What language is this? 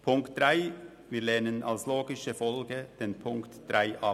Swiss German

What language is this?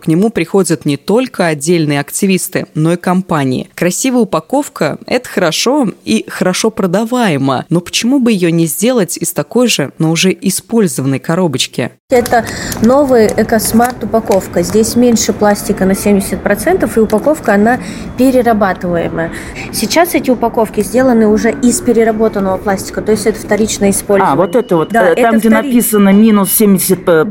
Russian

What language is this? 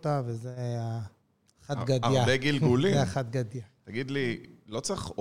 Hebrew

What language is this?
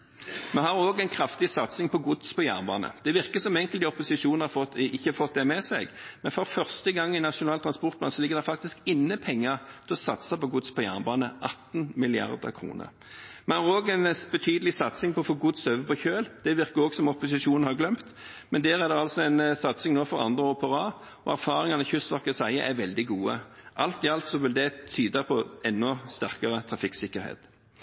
Norwegian Bokmål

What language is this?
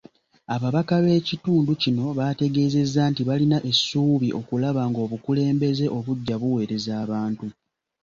Ganda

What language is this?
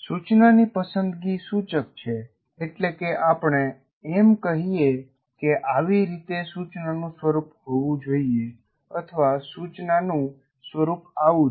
Gujarati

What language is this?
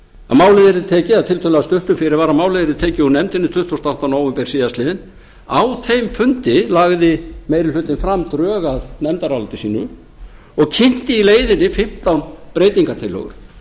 Icelandic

